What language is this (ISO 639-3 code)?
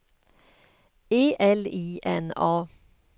swe